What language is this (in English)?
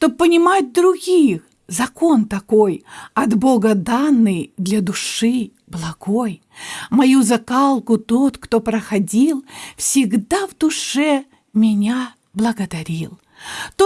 Russian